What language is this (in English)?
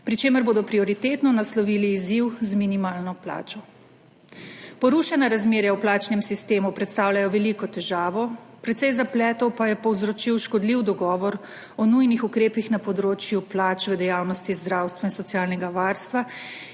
Slovenian